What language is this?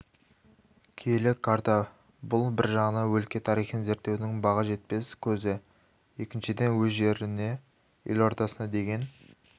Kazakh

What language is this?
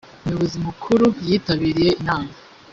Kinyarwanda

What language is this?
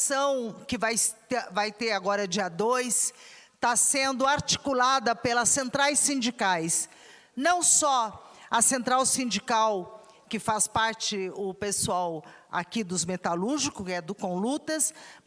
Portuguese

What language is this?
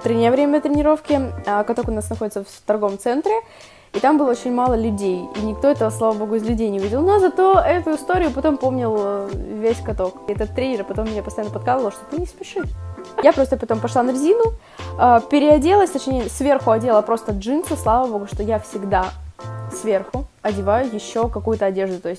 Russian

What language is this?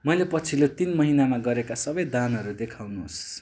Nepali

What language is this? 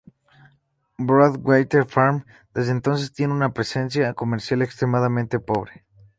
Spanish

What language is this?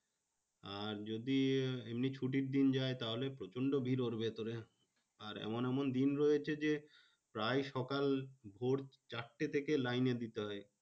Bangla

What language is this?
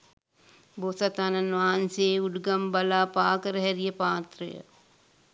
Sinhala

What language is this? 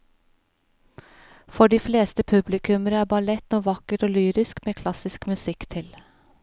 Norwegian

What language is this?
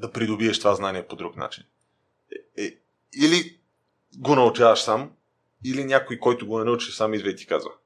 Bulgarian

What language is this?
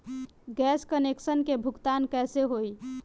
Bhojpuri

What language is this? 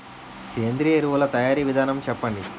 Telugu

